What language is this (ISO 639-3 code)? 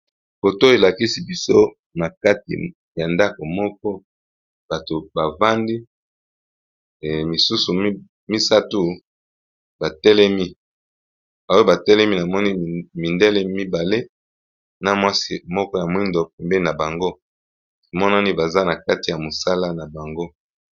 lin